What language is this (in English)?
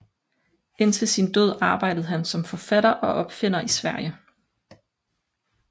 Danish